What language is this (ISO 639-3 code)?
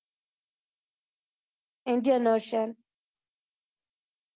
guj